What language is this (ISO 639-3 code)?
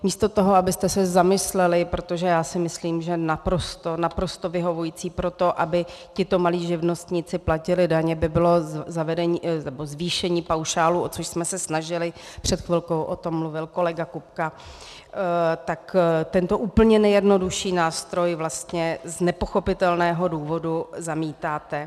ces